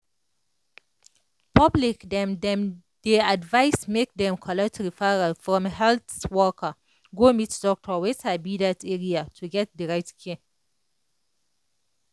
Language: Nigerian Pidgin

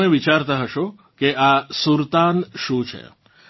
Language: Gujarati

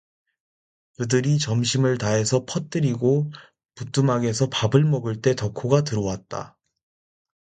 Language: Korean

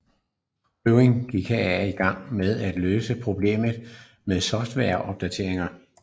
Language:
Danish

